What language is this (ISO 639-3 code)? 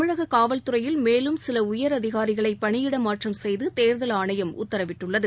tam